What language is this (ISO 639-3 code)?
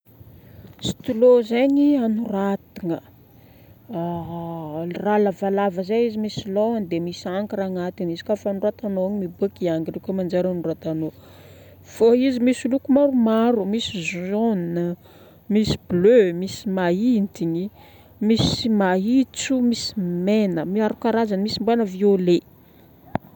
bmm